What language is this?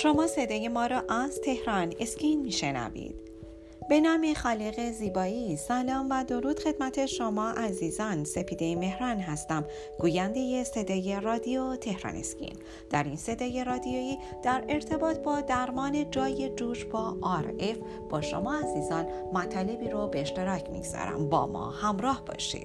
Persian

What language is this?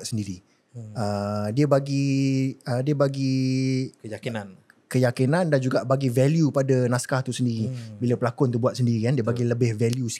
Malay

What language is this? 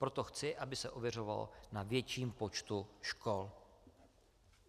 Czech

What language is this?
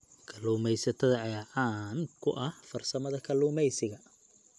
Somali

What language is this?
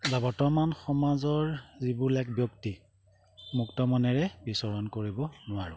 Assamese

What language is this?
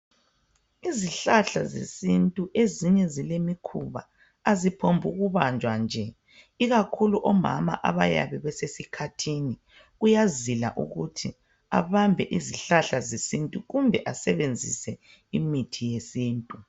North Ndebele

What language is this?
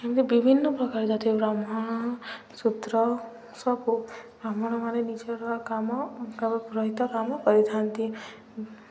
Odia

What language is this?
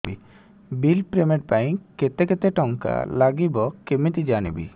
Odia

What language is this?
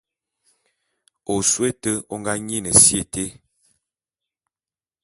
Bulu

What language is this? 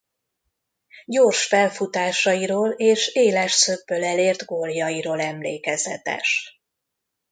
Hungarian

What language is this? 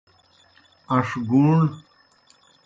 Kohistani Shina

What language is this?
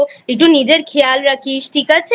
Bangla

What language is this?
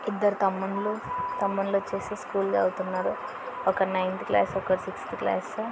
Telugu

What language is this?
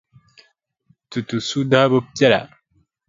Dagbani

